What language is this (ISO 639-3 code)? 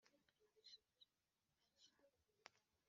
kin